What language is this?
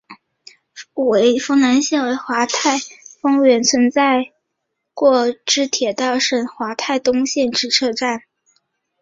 Chinese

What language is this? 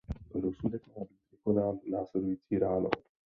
Czech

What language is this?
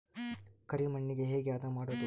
Kannada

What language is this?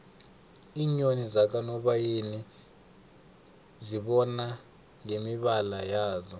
South Ndebele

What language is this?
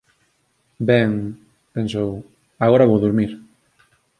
Galician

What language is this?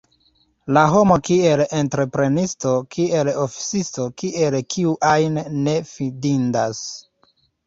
Esperanto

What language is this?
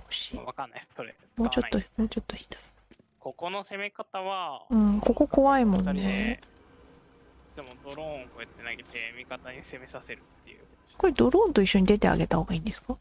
Japanese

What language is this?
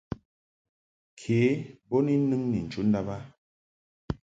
Mungaka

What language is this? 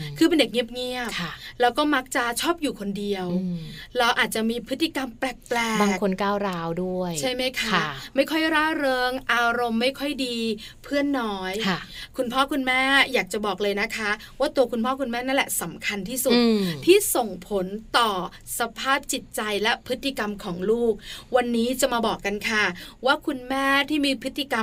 Thai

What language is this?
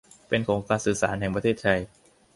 Thai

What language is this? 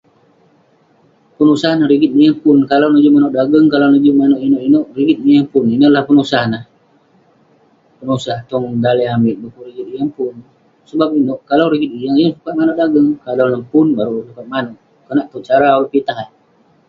Western Penan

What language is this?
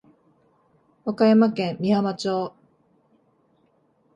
Japanese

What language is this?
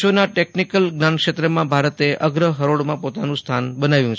Gujarati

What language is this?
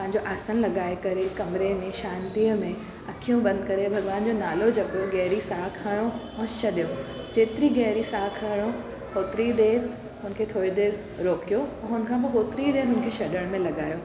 Sindhi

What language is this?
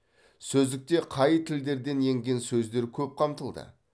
Kazakh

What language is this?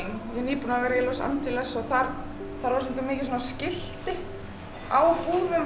Icelandic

